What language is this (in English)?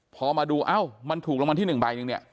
Thai